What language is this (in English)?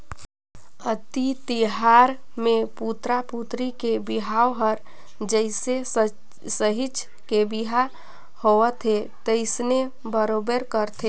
Chhattisgarhi